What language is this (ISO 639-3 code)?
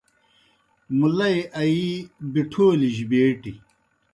plk